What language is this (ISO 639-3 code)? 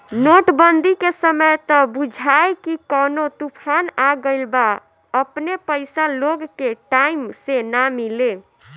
bho